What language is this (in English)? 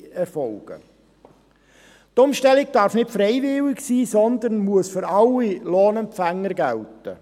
Swiss German